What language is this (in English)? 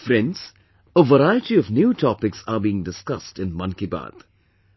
English